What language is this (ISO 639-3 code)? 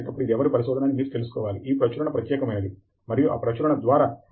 tel